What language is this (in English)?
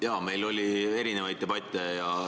Estonian